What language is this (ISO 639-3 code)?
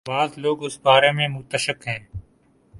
urd